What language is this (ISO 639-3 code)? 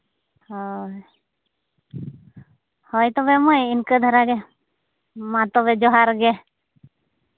sat